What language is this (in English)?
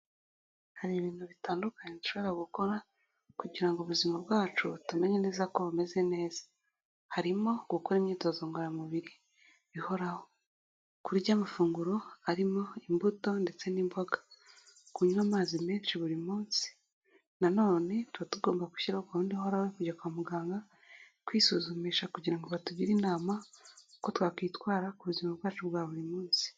Kinyarwanda